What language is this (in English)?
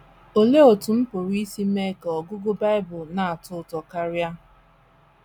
Igbo